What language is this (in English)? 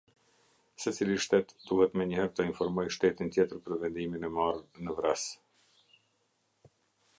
Albanian